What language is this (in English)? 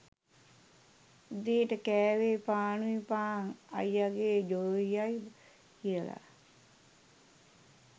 Sinhala